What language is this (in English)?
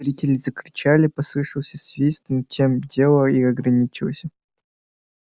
Russian